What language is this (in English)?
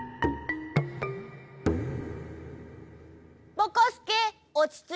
Japanese